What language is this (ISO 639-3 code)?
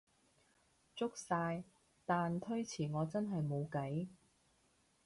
yue